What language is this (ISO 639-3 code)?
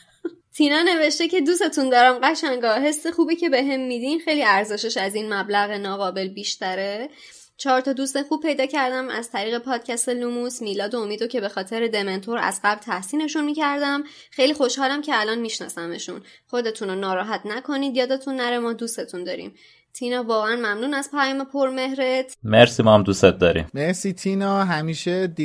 fas